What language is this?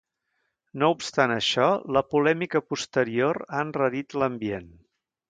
Catalan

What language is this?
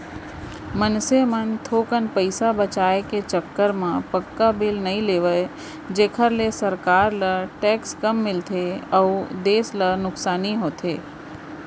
Chhattisgarhi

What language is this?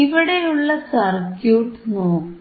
Malayalam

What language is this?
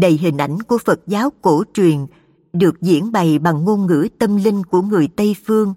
Vietnamese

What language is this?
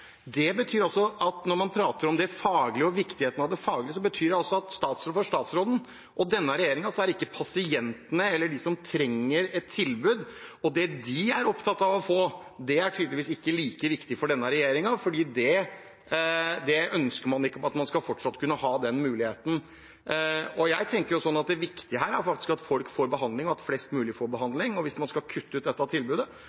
Norwegian Bokmål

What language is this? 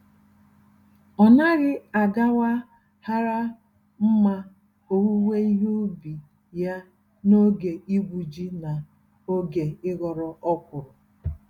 Igbo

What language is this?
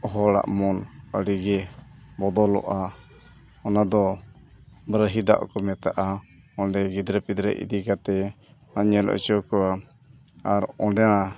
Santali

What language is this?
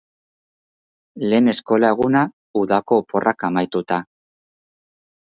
Basque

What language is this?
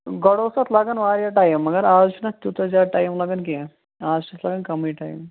Kashmiri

